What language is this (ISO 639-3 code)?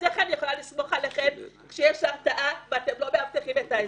heb